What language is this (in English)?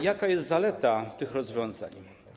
Polish